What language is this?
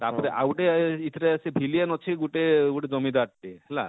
Odia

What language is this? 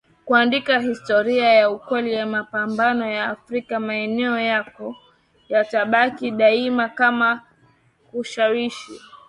Swahili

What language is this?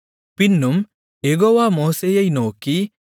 Tamil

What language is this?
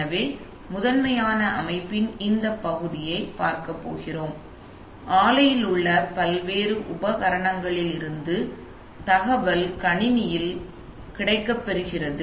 Tamil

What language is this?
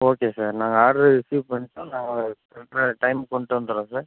Tamil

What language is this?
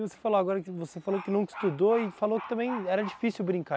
Portuguese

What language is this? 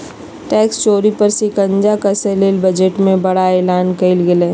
Magahi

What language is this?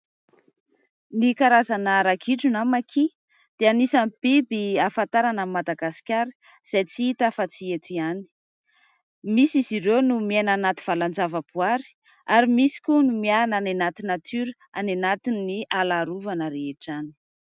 Malagasy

